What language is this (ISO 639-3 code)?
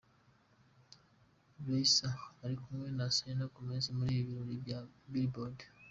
kin